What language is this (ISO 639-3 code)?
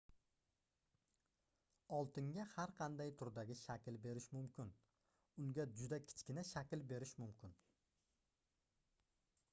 uzb